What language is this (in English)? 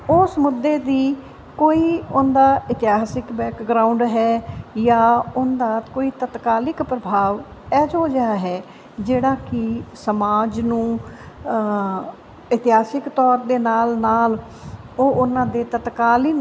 Punjabi